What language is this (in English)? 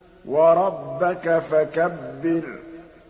Arabic